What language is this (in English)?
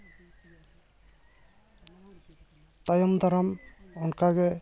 Santali